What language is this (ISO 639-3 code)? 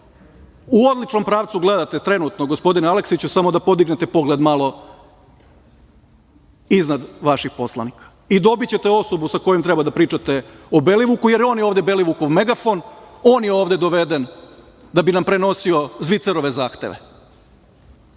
srp